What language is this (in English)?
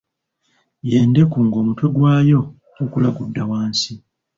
Ganda